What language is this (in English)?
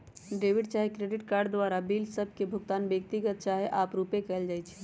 Magahi